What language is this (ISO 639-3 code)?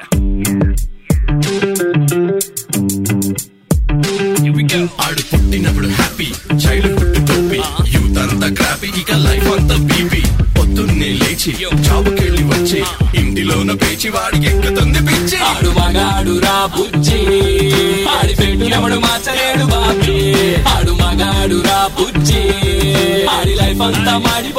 tel